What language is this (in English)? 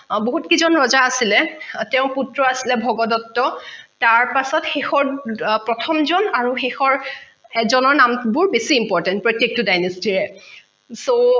Assamese